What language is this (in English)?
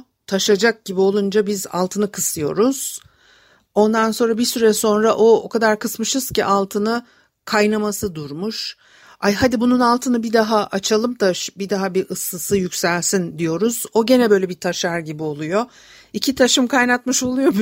Turkish